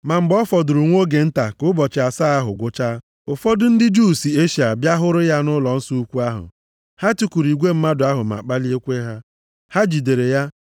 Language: Igbo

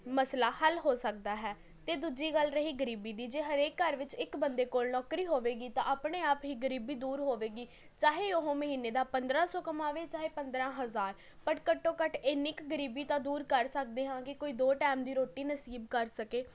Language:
Punjabi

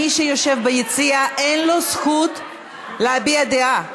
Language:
Hebrew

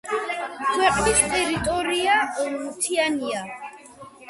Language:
Georgian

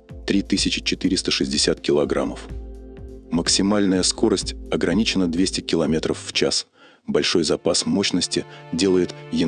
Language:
Russian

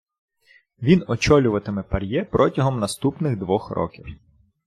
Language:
Ukrainian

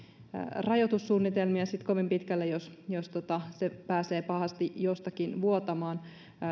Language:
Finnish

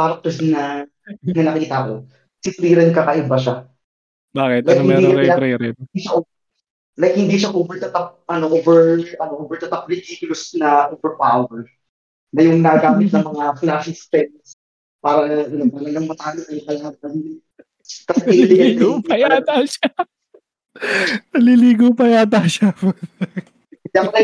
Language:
Filipino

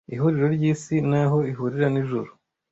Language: Kinyarwanda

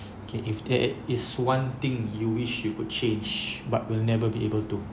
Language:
English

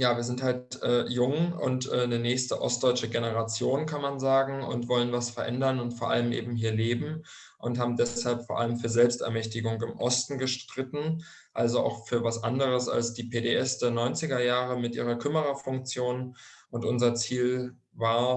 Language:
German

